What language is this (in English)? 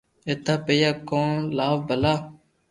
Loarki